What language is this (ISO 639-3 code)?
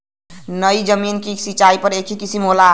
bho